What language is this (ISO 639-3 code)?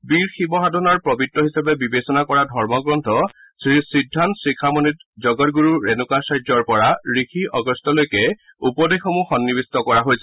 asm